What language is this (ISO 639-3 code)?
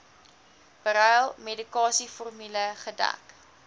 afr